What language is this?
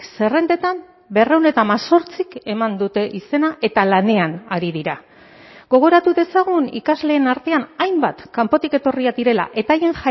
Basque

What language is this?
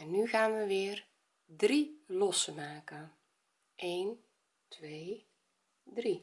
Dutch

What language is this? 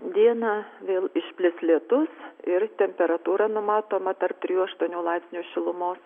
Lithuanian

